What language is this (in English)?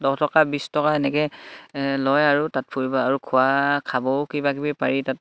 Assamese